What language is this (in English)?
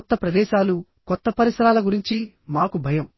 Telugu